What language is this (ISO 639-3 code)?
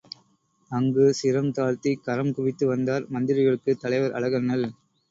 tam